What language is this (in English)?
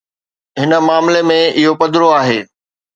Sindhi